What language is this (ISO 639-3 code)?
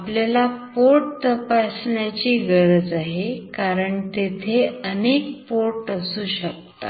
mar